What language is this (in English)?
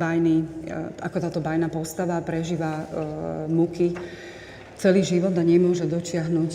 Slovak